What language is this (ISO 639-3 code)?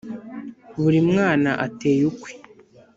kin